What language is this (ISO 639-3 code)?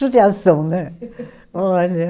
por